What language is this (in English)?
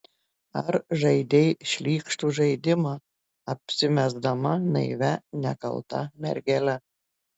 Lithuanian